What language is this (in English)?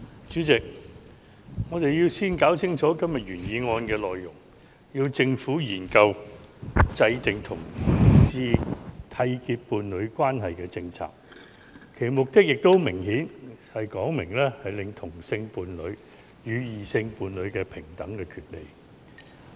Cantonese